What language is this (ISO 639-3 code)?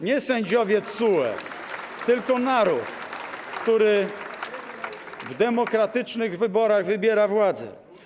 pol